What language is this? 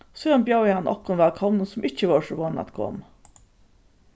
Faroese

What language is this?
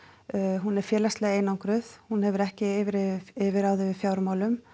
Icelandic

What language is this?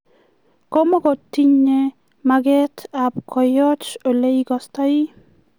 Kalenjin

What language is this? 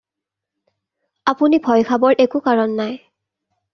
Assamese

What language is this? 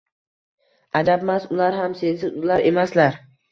Uzbek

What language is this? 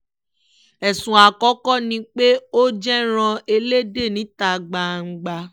Yoruba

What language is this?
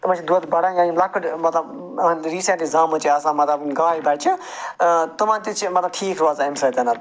Kashmiri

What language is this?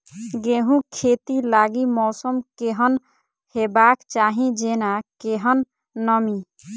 Maithili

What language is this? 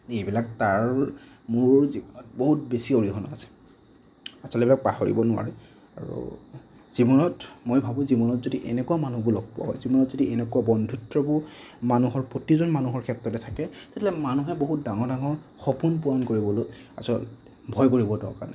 Assamese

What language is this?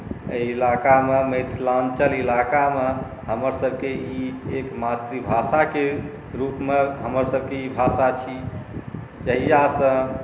Maithili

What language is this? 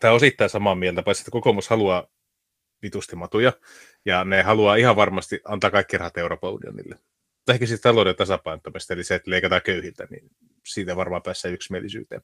Finnish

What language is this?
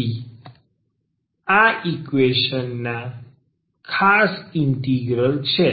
Gujarati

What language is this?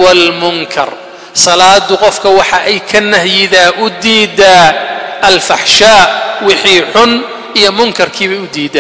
Arabic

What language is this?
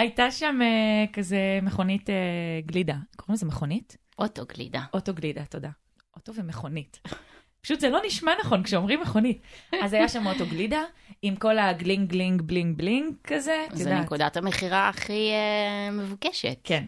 Hebrew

